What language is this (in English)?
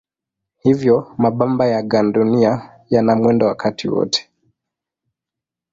Swahili